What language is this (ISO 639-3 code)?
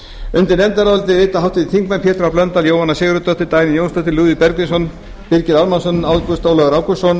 isl